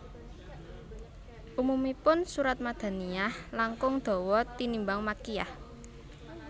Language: Javanese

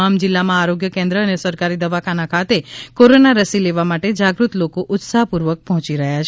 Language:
Gujarati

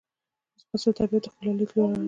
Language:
Pashto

